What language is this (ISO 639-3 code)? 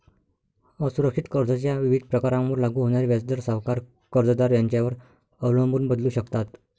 mar